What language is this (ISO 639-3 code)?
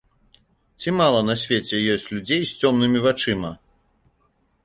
bel